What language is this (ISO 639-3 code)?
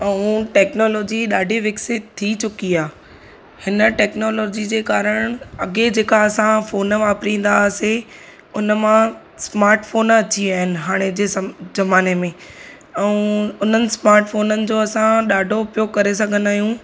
snd